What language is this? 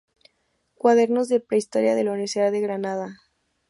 Spanish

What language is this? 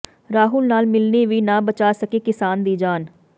Punjabi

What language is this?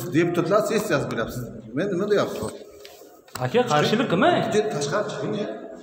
Turkish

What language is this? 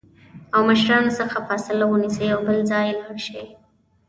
Pashto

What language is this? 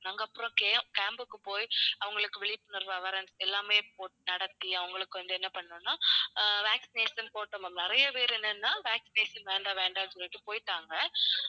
Tamil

